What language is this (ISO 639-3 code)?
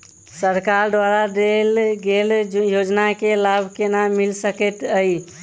mai